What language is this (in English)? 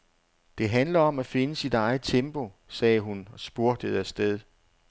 Danish